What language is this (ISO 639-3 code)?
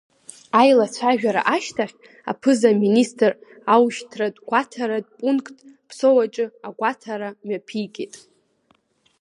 abk